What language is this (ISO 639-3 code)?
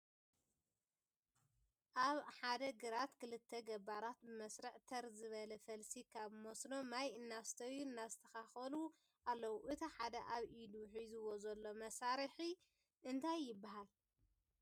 tir